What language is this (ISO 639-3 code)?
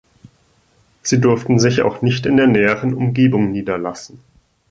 deu